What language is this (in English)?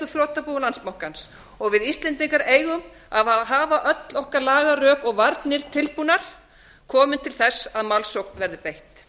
Icelandic